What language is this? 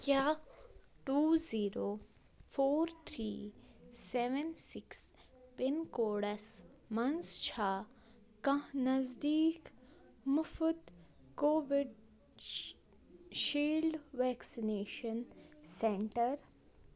Kashmiri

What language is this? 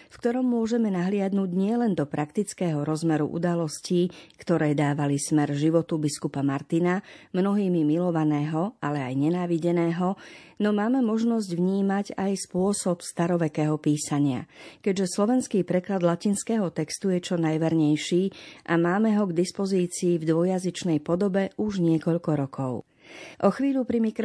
Slovak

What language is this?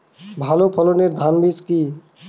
Bangla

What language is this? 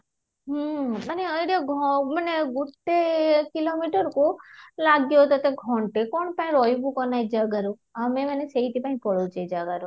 Odia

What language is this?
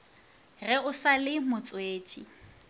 Northern Sotho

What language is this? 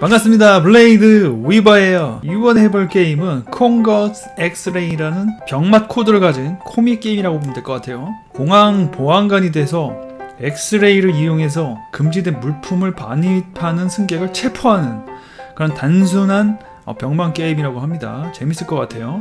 Korean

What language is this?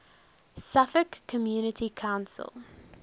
English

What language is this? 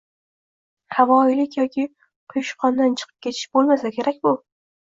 Uzbek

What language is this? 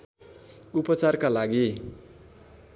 Nepali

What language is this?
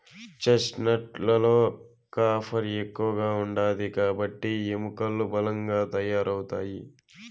Telugu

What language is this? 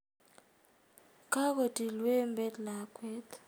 Kalenjin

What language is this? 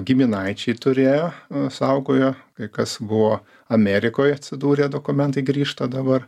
Lithuanian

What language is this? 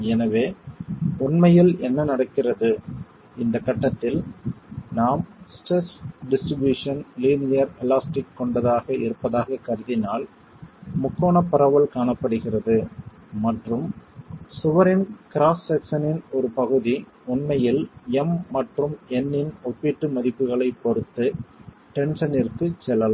Tamil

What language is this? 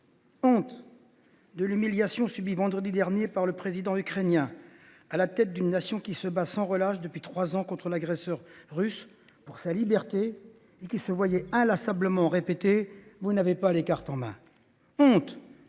French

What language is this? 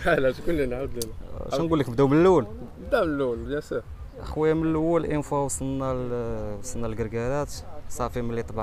Arabic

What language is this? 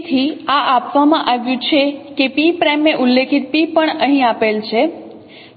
Gujarati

